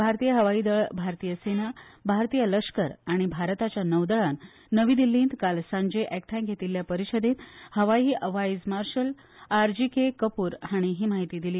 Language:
Konkani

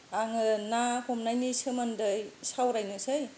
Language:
Bodo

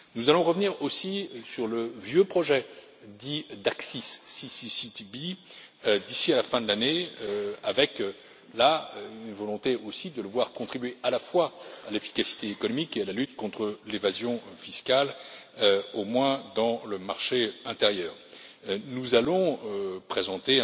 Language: French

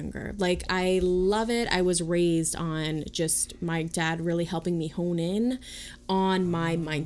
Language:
English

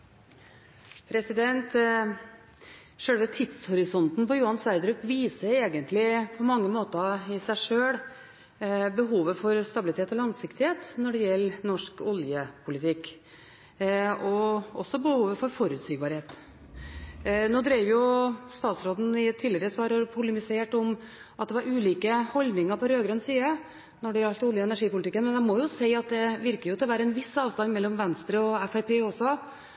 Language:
Norwegian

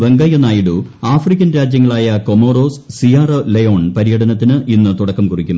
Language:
Malayalam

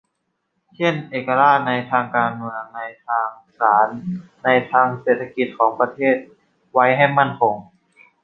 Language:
Thai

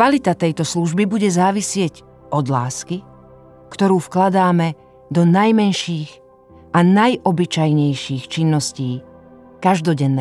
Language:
Slovak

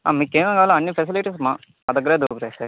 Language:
Telugu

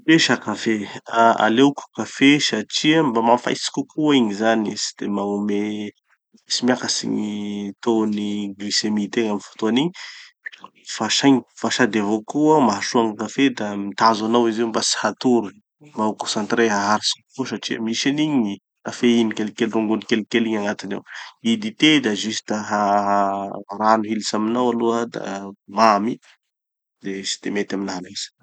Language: Tanosy Malagasy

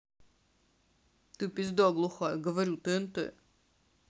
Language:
Russian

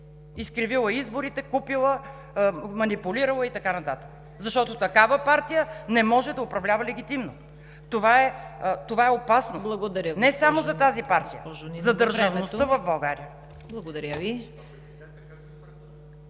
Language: Bulgarian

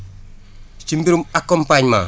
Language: Wolof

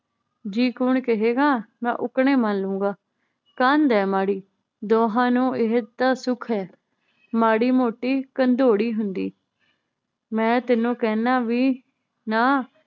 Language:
Punjabi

